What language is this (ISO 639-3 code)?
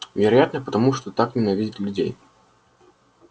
rus